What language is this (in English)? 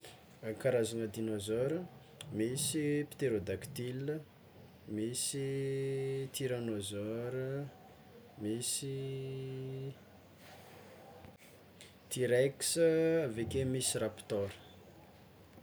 Tsimihety Malagasy